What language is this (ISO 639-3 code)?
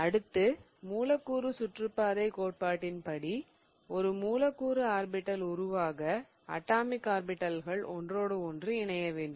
tam